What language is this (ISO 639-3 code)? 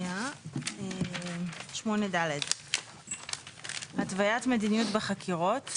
heb